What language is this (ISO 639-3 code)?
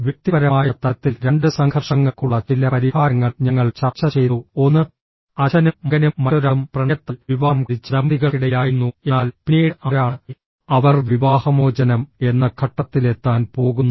mal